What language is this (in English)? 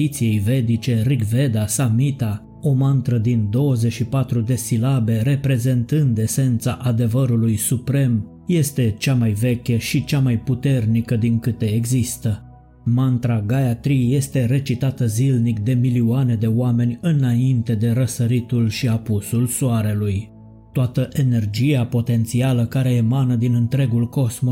Romanian